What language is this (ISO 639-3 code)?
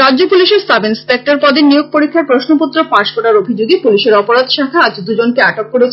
ben